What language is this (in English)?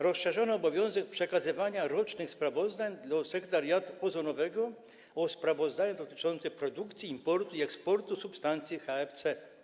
Polish